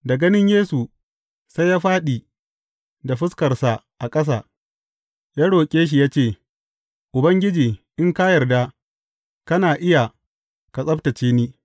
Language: Hausa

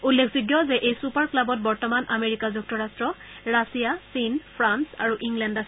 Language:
Assamese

